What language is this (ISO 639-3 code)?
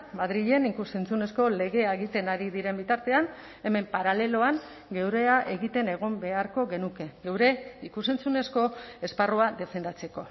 eus